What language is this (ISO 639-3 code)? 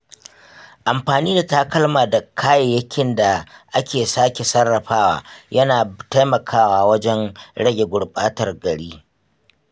hau